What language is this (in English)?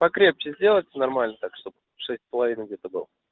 Russian